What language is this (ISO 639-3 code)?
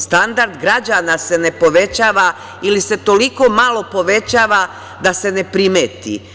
srp